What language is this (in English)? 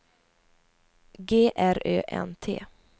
Swedish